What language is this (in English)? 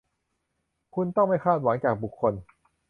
Thai